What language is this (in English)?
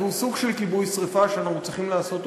Hebrew